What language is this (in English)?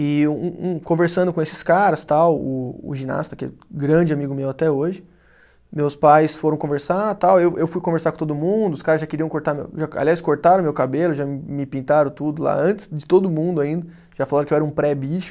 Portuguese